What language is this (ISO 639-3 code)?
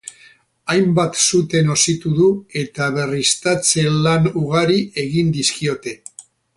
eus